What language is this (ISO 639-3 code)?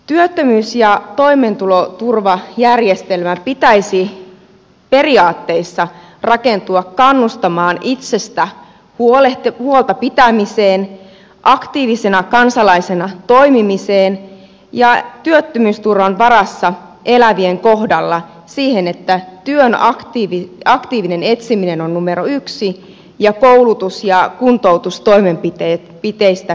fin